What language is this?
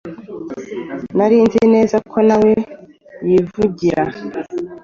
Kinyarwanda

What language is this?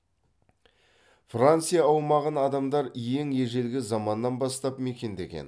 Kazakh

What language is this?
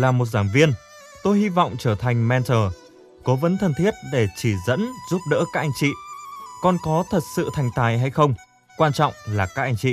Vietnamese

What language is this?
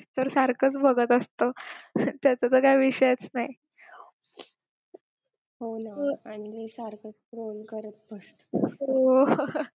Marathi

